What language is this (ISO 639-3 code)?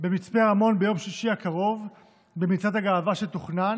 heb